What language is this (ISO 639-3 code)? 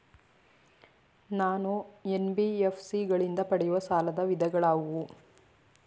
kan